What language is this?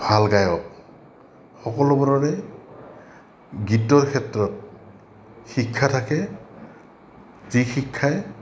Assamese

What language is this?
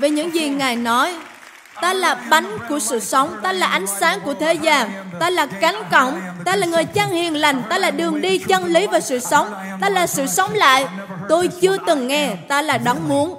Vietnamese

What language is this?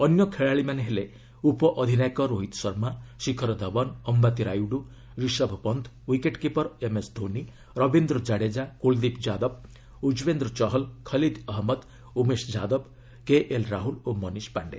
Odia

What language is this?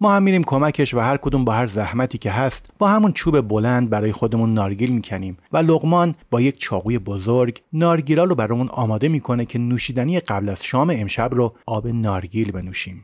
Persian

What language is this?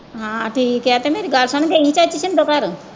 Punjabi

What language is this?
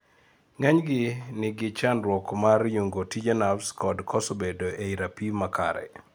Luo (Kenya and Tanzania)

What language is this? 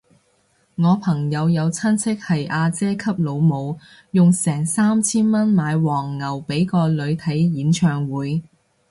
Cantonese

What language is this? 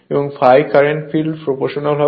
Bangla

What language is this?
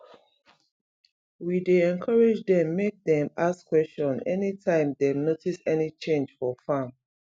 Nigerian Pidgin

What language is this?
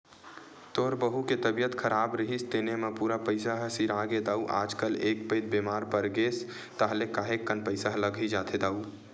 Chhattisgarhi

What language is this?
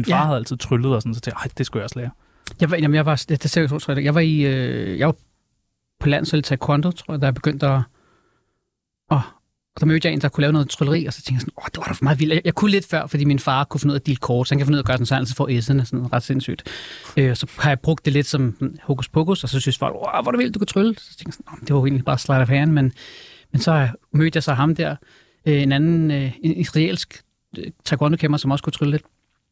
Danish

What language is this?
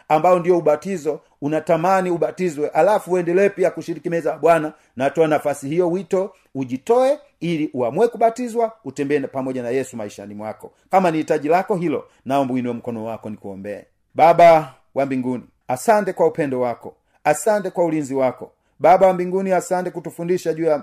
Swahili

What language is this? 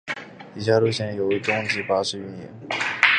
Chinese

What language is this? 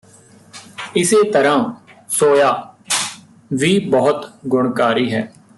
Punjabi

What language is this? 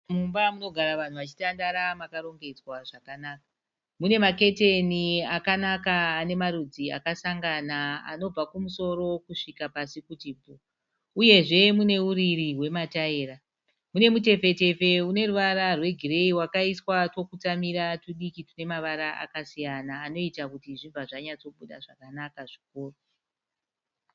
Shona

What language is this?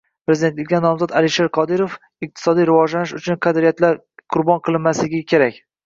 Uzbek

